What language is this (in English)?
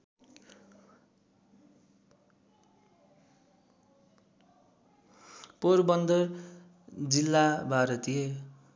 Nepali